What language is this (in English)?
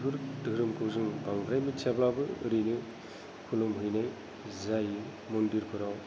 Bodo